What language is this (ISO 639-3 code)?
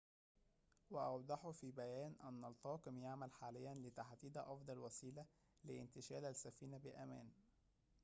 ara